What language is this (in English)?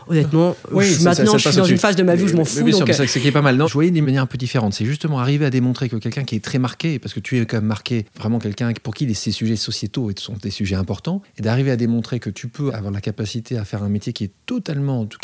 French